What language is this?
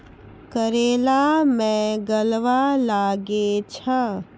Maithili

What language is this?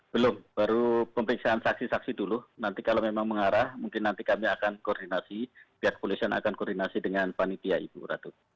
Indonesian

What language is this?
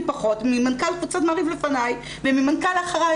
Hebrew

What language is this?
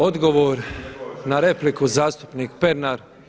Croatian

